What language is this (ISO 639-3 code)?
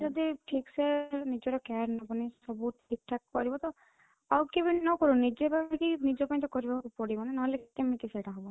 ori